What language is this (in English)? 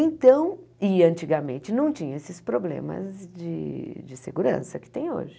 Portuguese